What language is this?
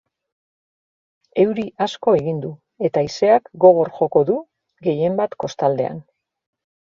Basque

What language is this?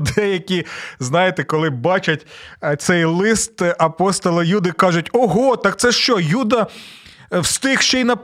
Ukrainian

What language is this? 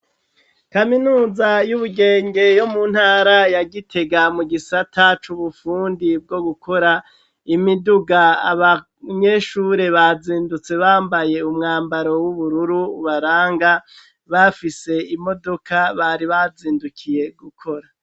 Rundi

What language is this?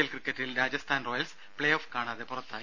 Malayalam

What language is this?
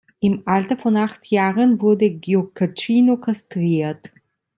German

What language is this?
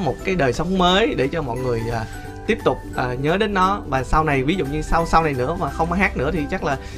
Vietnamese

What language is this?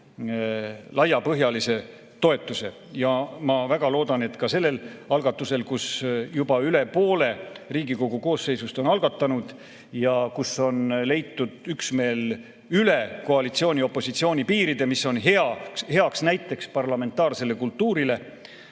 Estonian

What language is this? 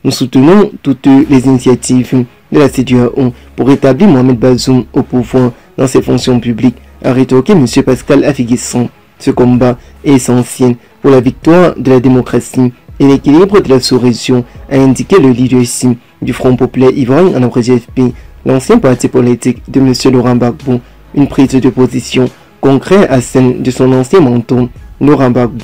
French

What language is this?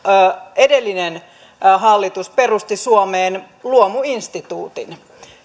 Finnish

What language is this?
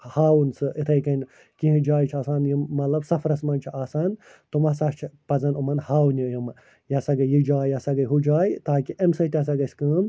Kashmiri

